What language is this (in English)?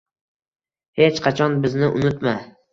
Uzbek